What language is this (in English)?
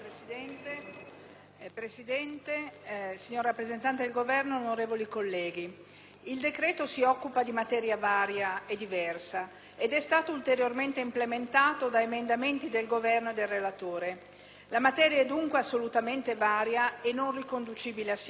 Italian